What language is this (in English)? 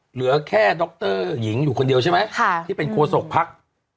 Thai